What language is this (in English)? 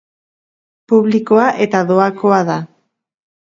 Basque